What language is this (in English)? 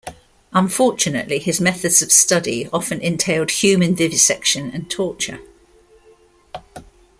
English